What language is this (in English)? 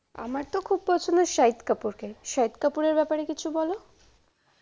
Bangla